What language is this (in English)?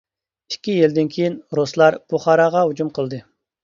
Uyghur